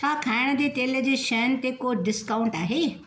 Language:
Sindhi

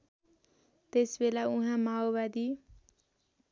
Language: Nepali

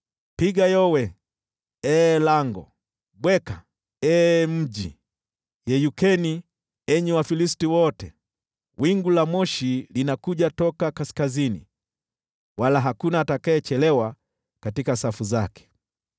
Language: Swahili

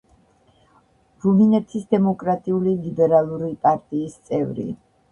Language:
Georgian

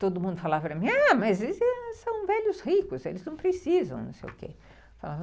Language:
Portuguese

